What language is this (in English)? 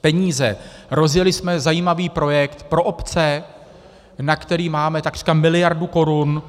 Czech